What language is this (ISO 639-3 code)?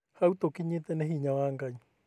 kik